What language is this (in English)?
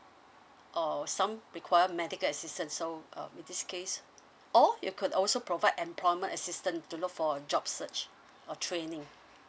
English